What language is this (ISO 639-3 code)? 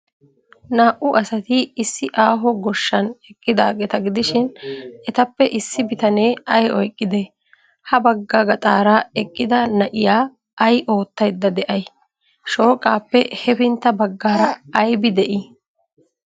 wal